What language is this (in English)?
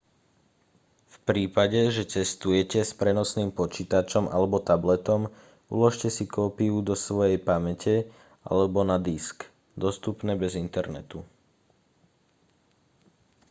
Slovak